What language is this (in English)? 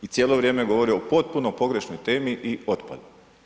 Croatian